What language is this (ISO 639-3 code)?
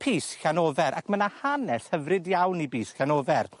cym